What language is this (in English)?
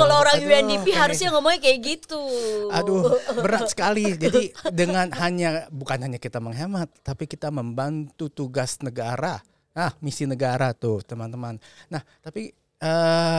Indonesian